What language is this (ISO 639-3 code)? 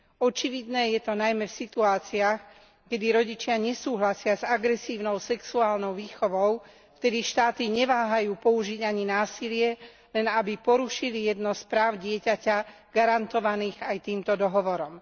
slk